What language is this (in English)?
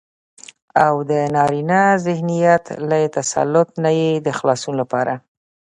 Pashto